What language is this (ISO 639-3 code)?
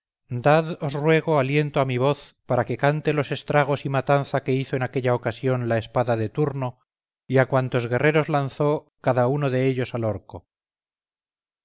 spa